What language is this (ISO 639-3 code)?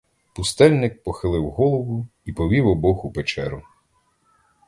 ukr